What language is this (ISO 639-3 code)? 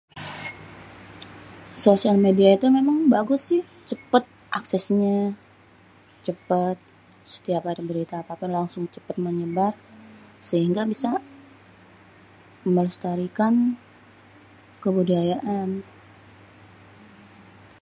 bew